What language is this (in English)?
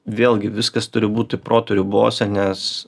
Lithuanian